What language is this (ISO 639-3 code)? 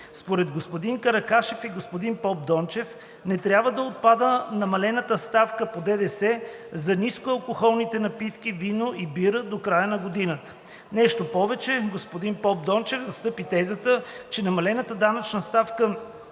bul